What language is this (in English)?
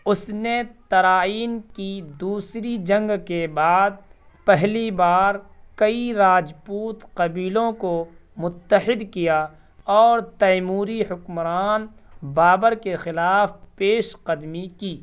Urdu